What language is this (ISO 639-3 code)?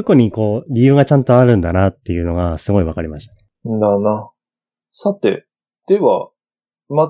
jpn